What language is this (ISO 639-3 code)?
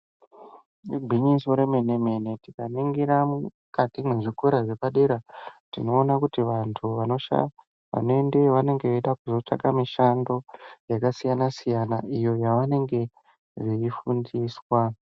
ndc